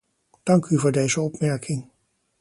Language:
Dutch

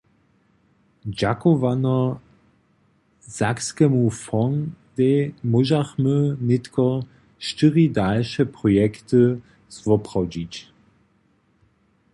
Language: Upper Sorbian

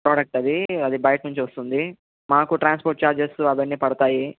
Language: Telugu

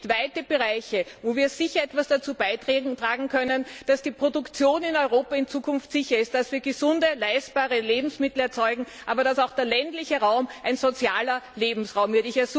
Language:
German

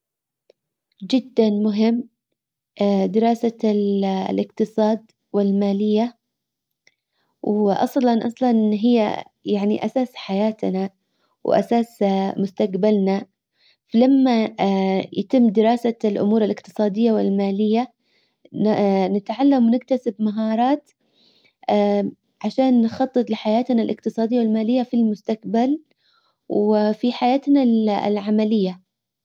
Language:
Hijazi Arabic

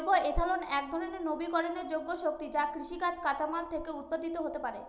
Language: Bangla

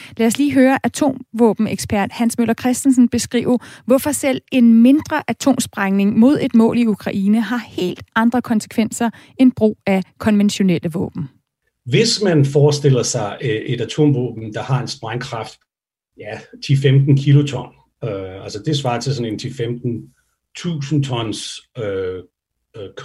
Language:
Danish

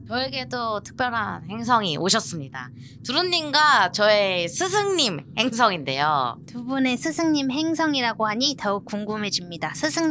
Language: Korean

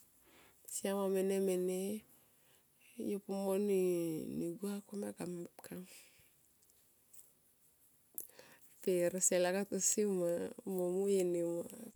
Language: Tomoip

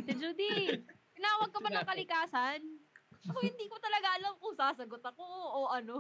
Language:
Filipino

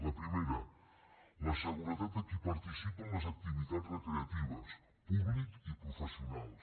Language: Catalan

